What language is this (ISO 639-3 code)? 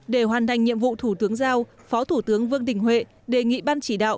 vie